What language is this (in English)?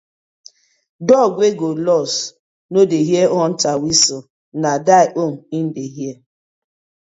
Nigerian Pidgin